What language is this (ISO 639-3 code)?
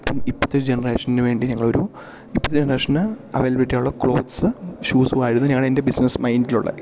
mal